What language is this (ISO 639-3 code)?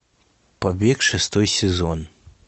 rus